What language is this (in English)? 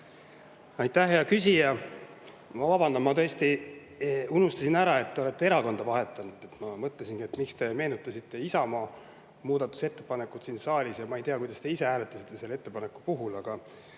Estonian